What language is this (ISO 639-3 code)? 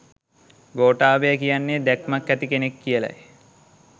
sin